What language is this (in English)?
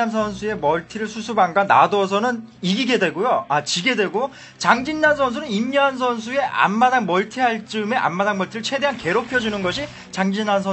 Korean